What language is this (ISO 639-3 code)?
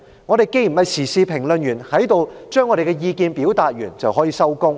yue